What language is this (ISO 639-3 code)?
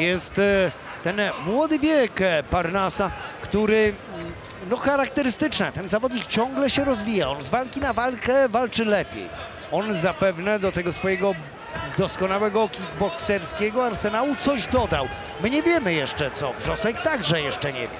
pol